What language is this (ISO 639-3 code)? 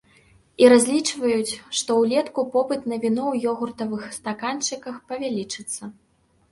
bel